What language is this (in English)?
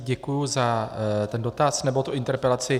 Czech